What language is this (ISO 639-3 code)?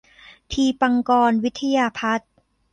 tha